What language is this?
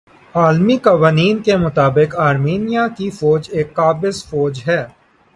Urdu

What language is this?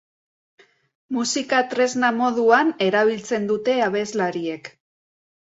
Basque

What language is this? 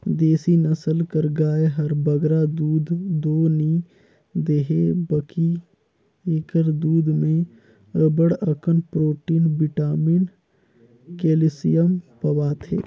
Chhattisgarhi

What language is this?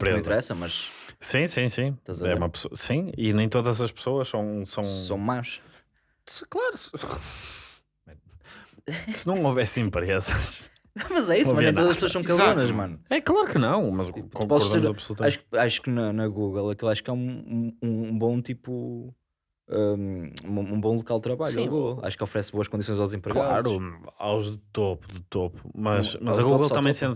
Portuguese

